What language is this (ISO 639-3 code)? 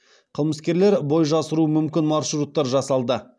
kaz